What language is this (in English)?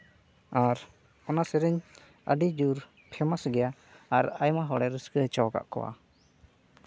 Santali